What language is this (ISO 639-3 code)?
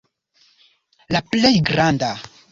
epo